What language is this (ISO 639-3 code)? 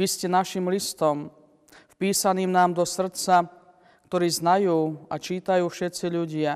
slk